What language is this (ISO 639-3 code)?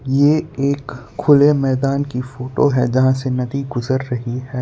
hin